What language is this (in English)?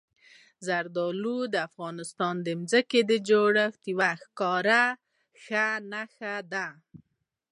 Pashto